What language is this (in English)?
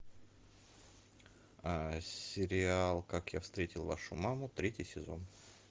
Russian